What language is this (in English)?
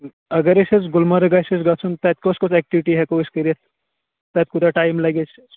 Kashmiri